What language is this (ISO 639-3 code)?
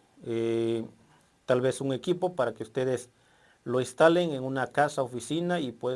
spa